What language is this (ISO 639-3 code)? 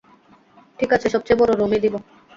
ben